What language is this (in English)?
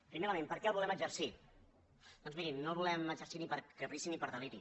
Catalan